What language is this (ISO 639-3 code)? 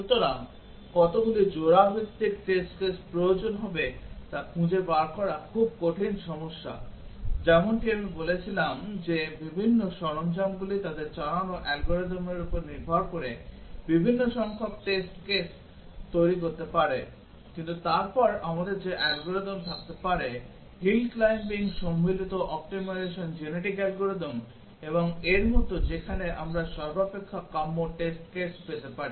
ben